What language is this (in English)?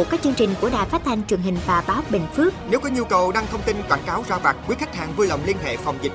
Vietnamese